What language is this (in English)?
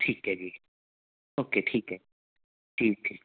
Punjabi